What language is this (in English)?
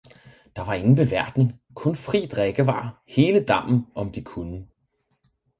Danish